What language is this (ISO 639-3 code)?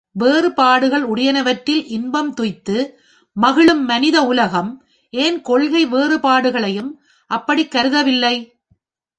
tam